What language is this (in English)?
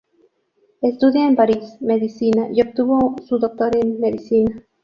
Spanish